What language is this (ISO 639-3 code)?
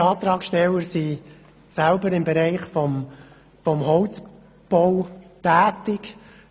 gsw